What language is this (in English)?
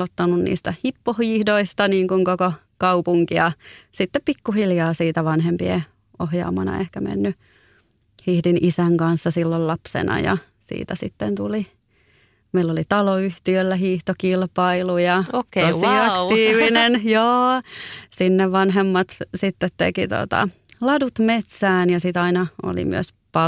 Finnish